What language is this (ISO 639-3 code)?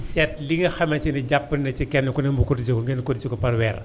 wol